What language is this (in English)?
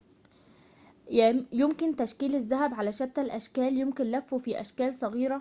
Arabic